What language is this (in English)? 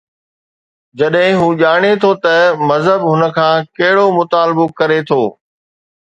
Sindhi